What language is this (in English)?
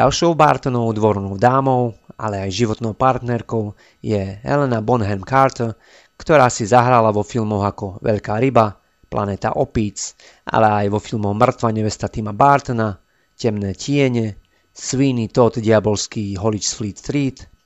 Slovak